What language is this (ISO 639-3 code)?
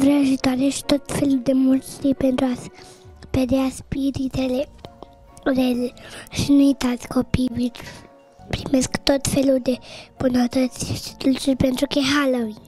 ron